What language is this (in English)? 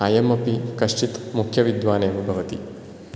Sanskrit